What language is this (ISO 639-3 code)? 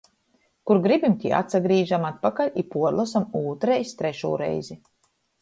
ltg